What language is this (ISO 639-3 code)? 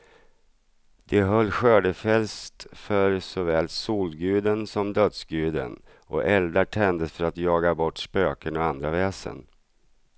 swe